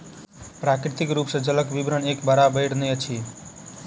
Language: Maithili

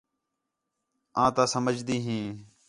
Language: Khetrani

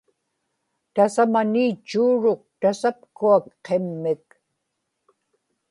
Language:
Inupiaq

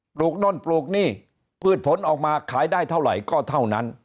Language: Thai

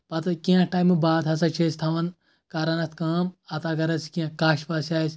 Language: Kashmiri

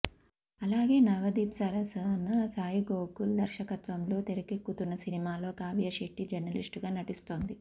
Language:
Telugu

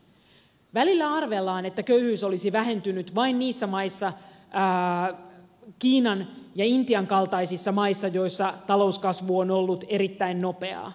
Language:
Finnish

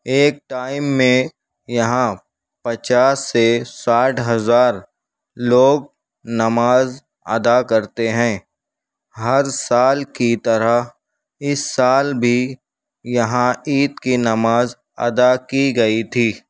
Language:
Urdu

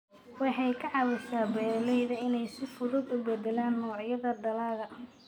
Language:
Somali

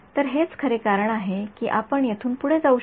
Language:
Marathi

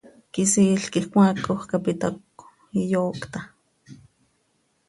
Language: Seri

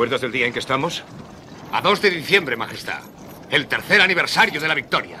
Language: Spanish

